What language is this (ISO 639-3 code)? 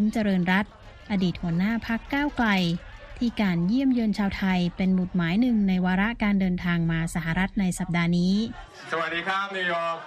tha